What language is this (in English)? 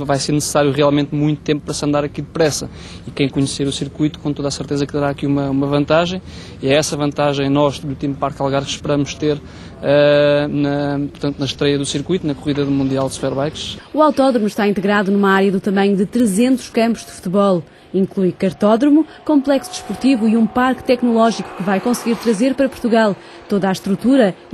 Portuguese